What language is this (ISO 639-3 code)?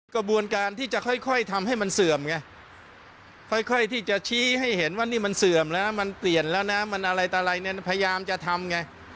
tha